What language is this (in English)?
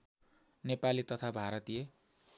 Nepali